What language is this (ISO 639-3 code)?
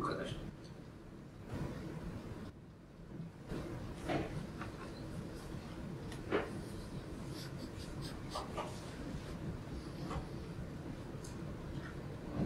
tur